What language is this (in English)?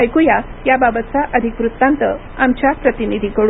Marathi